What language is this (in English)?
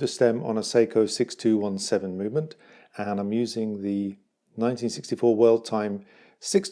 English